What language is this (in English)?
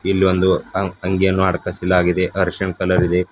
Kannada